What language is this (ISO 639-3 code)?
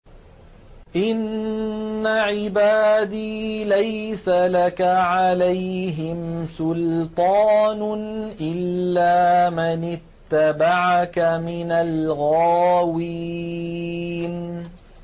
ara